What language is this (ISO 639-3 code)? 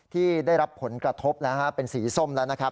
tha